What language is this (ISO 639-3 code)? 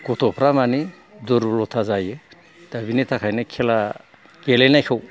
brx